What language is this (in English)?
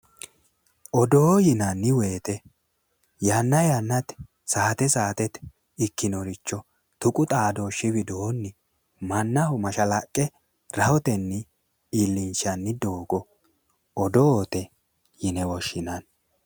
Sidamo